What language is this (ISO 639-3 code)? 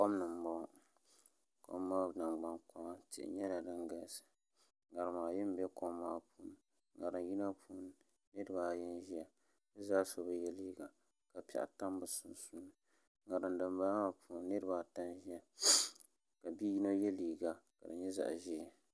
dag